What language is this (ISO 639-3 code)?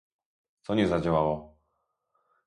pol